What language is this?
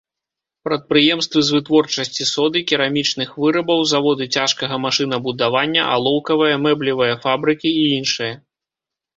Belarusian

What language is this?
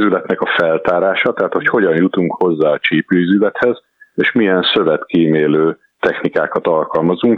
Hungarian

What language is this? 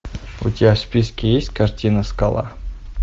Russian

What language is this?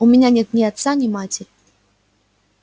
Russian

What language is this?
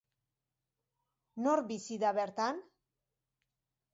Basque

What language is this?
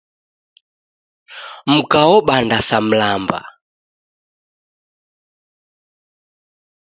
Taita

